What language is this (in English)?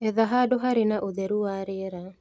Kikuyu